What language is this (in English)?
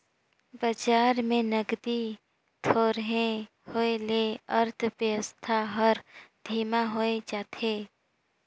Chhattisgarhi